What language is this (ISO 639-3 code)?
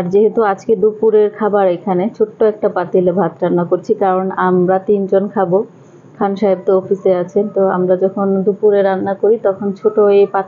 ara